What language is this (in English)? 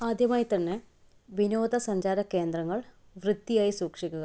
Malayalam